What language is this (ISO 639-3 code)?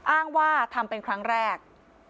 tha